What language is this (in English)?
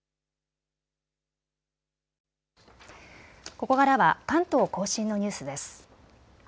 Japanese